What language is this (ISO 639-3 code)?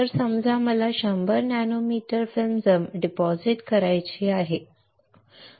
mar